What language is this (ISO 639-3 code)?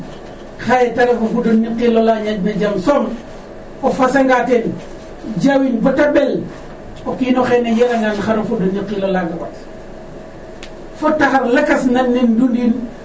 srr